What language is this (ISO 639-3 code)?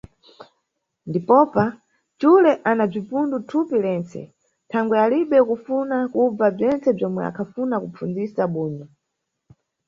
nyu